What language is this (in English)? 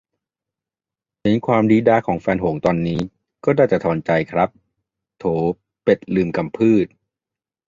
Thai